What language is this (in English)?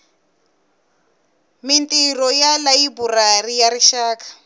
Tsonga